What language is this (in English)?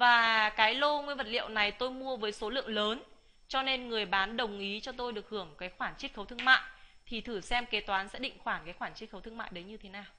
Vietnamese